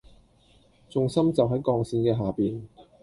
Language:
Cantonese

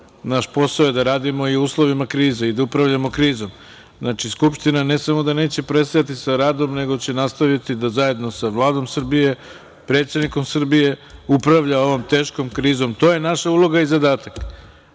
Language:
Serbian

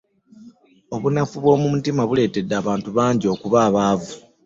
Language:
Ganda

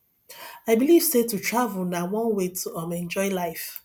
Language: Nigerian Pidgin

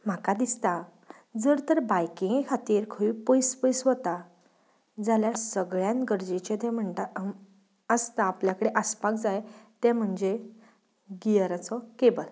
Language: Konkani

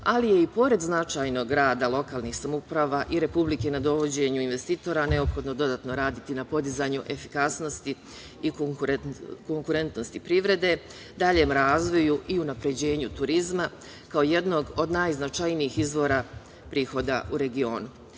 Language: Serbian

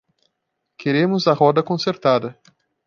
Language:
Portuguese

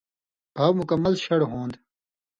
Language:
Indus Kohistani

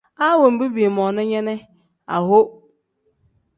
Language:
Tem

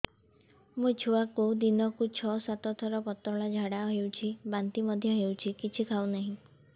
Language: Odia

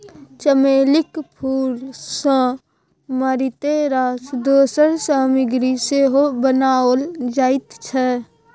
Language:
Maithili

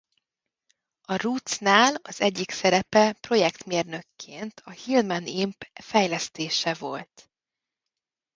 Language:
Hungarian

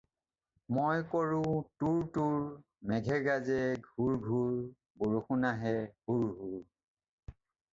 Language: Assamese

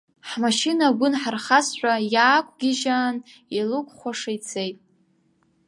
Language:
Abkhazian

